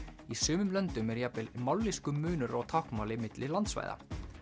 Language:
Icelandic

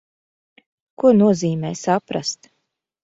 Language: Latvian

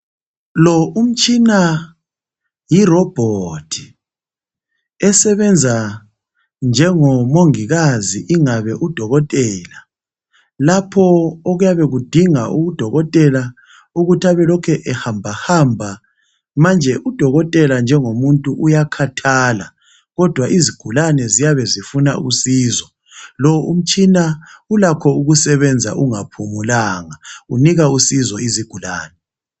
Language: North Ndebele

